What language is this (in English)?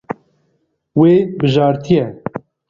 Kurdish